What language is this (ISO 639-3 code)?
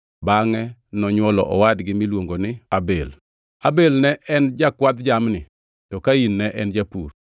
luo